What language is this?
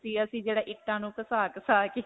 Punjabi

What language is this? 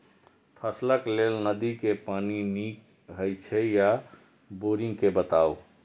Maithili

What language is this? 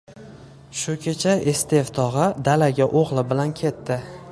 Uzbek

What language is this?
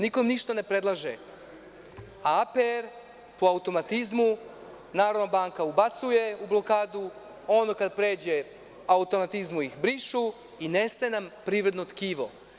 Serbian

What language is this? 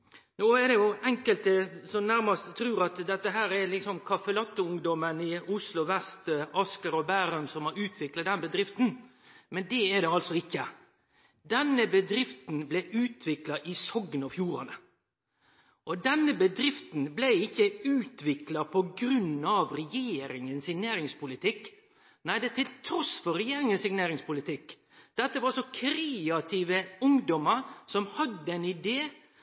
Norwegian Nynorsk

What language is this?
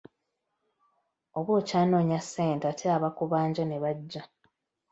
Ganda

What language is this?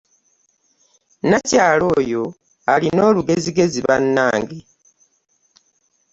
Ganda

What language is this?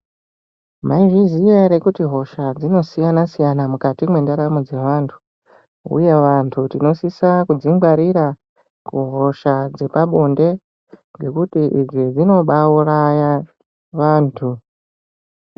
Ndau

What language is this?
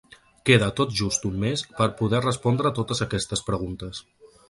Catalan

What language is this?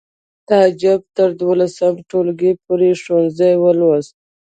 Pashto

